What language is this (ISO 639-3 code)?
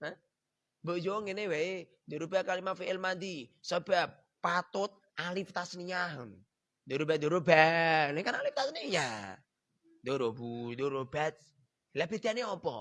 ind